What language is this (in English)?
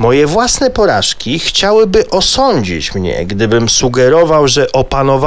Polish